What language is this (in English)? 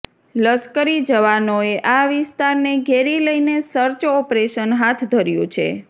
Gujarati